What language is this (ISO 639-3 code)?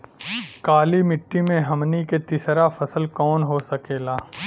bho